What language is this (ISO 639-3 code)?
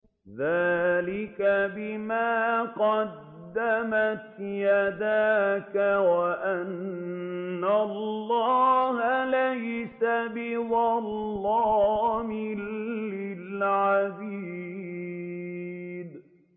ara